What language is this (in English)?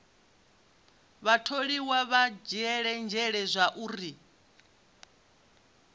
Venda